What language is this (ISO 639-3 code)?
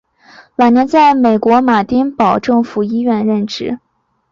zho